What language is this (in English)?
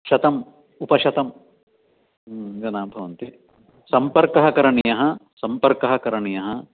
Sanskrit